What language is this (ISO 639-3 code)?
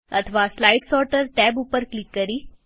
guj